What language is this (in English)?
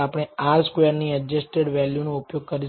Gujarati